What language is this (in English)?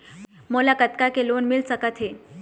Chhattisgarhi